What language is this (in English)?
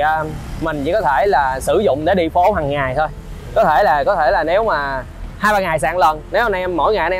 Vietnamese